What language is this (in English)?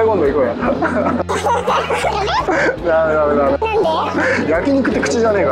Japanese